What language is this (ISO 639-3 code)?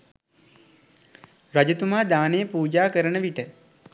sin